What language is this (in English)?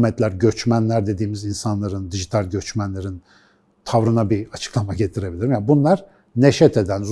Turkish